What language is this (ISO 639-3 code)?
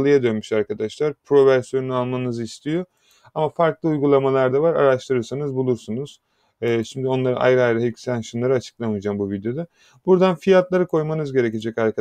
tur